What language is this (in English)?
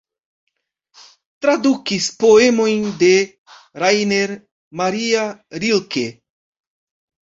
Esperanto